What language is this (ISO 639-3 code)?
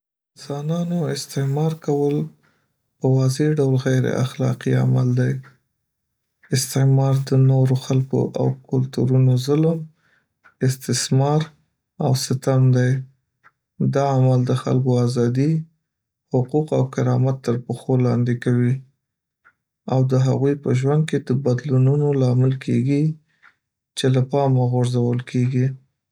pus